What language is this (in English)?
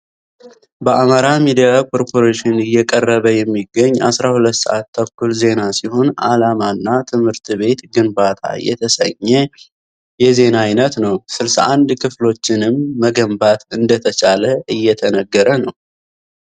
Amharic